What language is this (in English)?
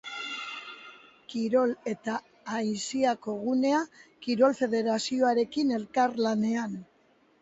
Basque